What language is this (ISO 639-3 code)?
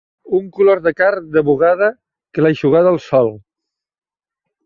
cat